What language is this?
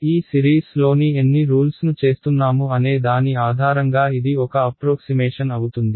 Telugu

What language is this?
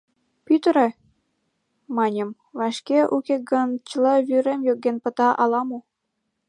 Mari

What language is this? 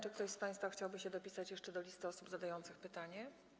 Polish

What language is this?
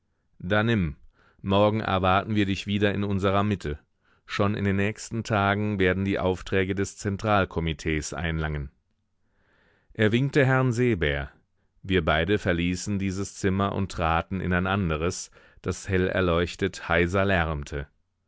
German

